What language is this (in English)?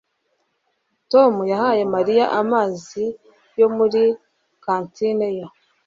Kinyarwanda